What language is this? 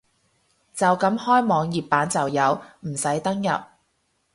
Cantonese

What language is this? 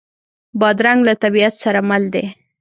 Pashto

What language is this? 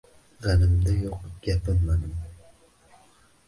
Uzbek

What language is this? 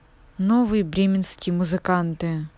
Russian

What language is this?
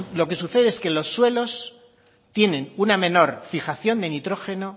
Spanish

